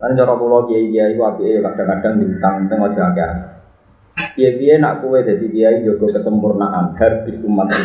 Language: Indonesian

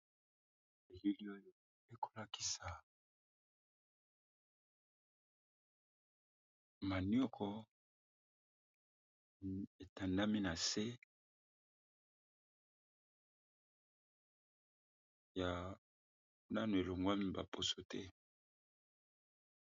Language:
Lingala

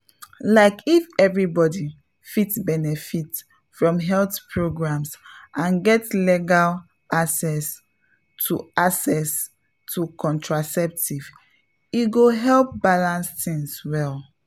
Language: Nigerian Pidgin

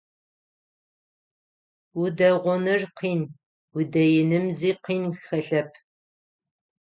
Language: Adyghe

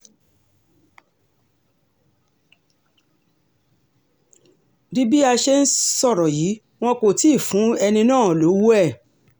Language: Yoruba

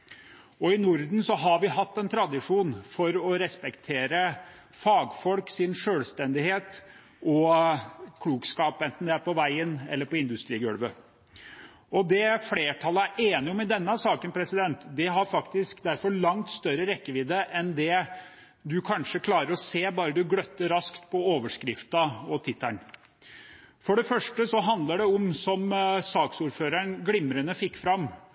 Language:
Norwegian Bokmål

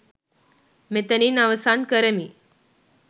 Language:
Sinhala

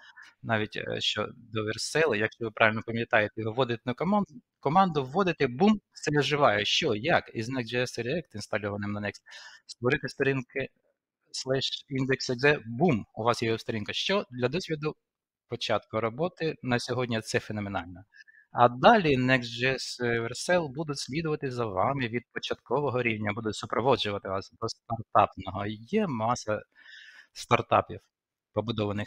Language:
Ukrainian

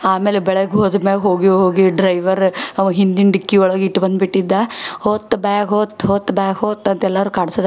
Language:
Kannada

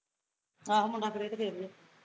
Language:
Punjabi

